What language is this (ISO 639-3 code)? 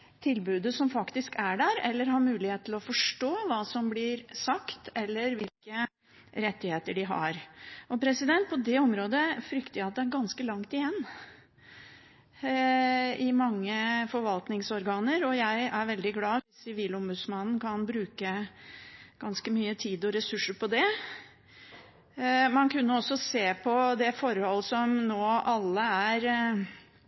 nob